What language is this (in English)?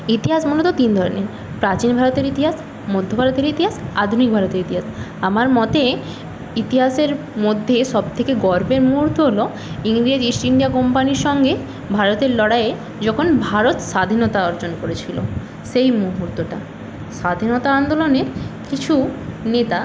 Bangla